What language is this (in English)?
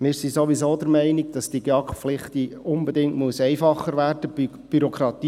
Swiss German